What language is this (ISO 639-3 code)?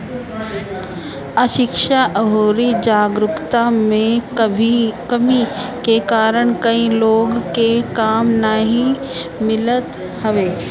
bho